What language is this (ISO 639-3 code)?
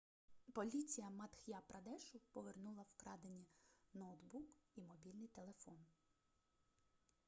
ukr